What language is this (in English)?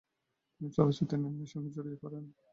Bangla